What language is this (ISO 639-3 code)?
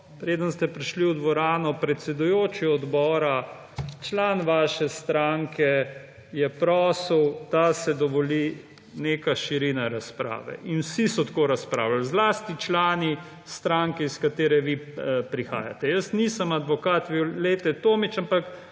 slv